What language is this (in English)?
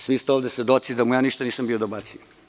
Serbian